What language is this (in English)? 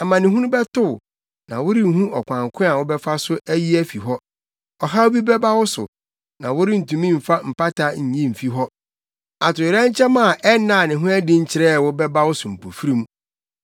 Akan